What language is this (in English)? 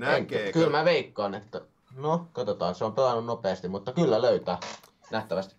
Finnish